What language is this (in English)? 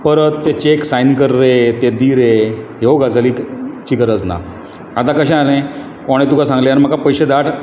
Konkani